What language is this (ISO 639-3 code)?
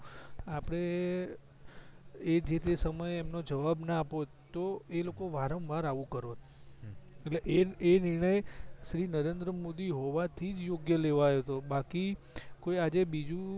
guj